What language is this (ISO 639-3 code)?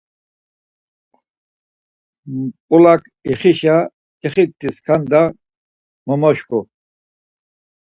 lzz